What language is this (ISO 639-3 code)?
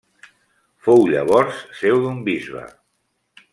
cat